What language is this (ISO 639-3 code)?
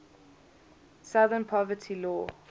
eng